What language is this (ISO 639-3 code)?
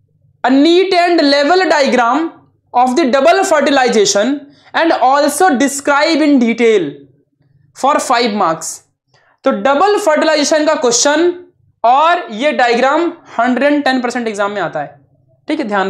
hin